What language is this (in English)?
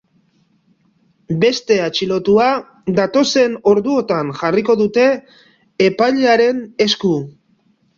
Basque